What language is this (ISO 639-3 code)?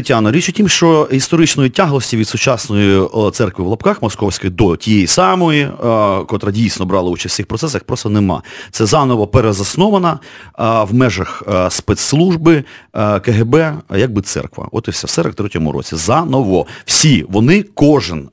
ukr